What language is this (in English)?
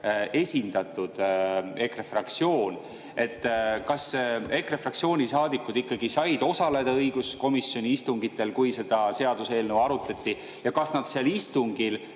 Estonian